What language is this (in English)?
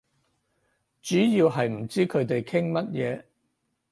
Cantonese